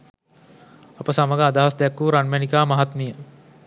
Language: Sinhala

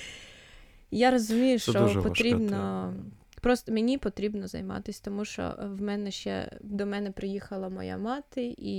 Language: Ukrainian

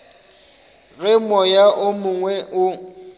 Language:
Northern Sotho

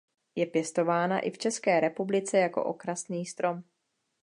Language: Czech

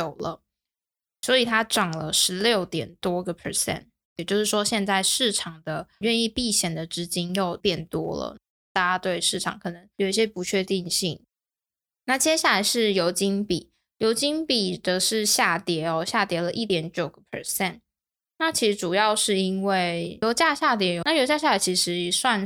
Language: Chinese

